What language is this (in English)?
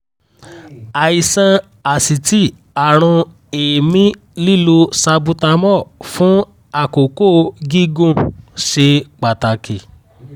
Yoruba